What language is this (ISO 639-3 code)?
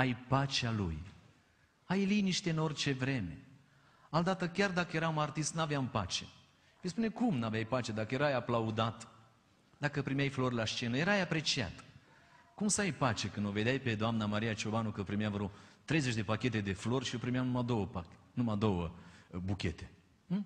ron